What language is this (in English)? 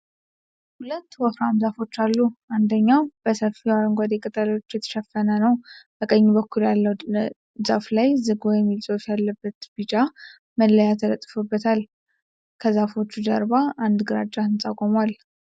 Amharic